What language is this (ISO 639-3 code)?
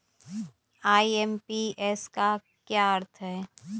hin